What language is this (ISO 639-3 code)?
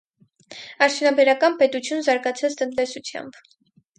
hye